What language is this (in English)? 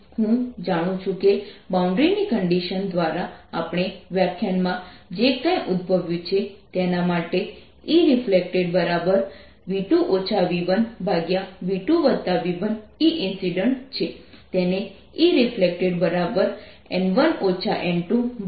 Gujarati